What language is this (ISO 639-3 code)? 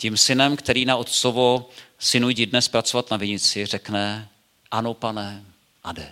ces